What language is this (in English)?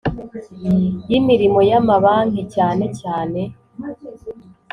Kinyarwanda